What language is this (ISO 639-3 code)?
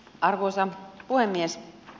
fin